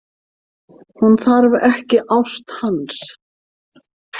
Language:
Icelandic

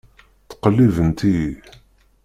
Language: Kabyle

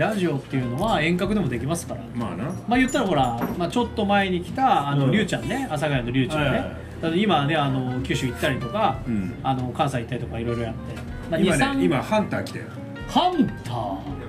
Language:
Japanese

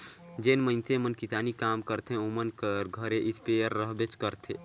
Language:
Chhattisgarhi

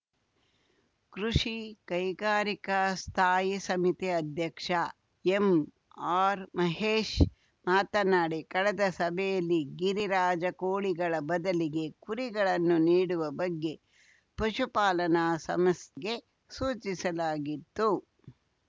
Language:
Kannada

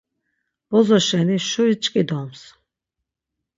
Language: Laz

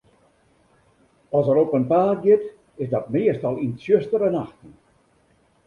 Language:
Western Frisian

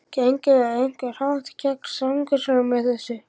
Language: Icelandic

